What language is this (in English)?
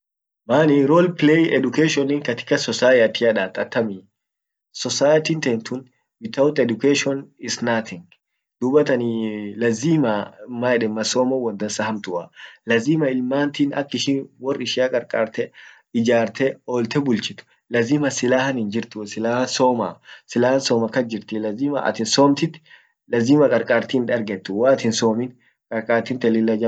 Orma